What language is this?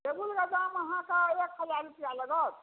Maithili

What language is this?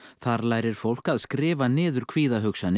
Icelandic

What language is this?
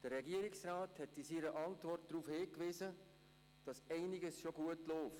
Swiss German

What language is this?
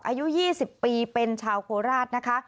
Thai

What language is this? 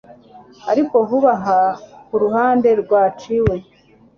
Kinyarwanda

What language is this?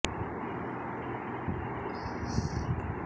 Bangla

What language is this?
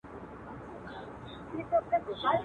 Pashto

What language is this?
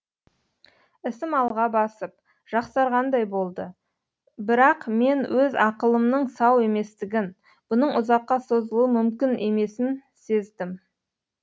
Kazakh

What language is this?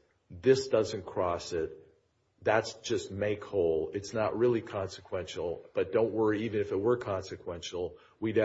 English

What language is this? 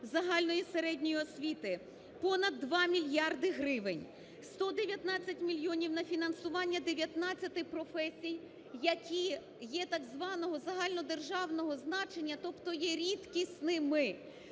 Ukrainian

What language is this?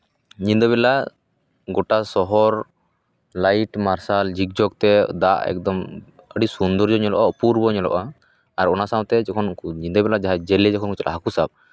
Santali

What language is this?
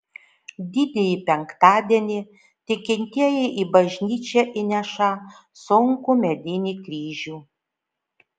Lithuanian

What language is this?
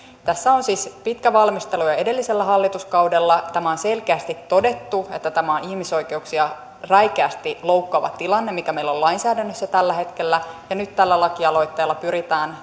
Finnish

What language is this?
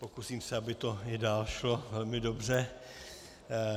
Czech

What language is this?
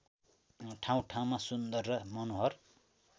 Nepali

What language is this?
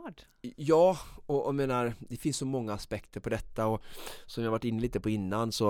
Swedish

